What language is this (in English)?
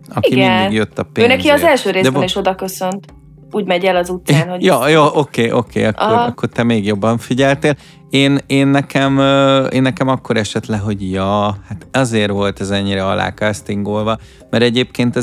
Hungarian